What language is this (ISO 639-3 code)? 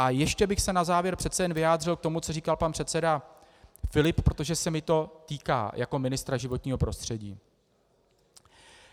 ces